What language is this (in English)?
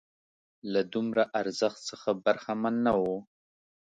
Pashto